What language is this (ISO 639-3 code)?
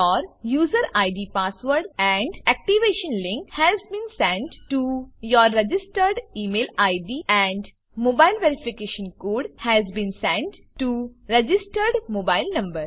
guj